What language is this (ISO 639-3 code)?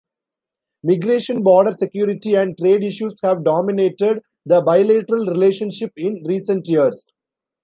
eng